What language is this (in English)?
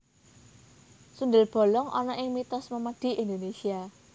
Javanese